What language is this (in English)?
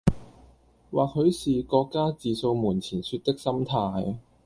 Cantonese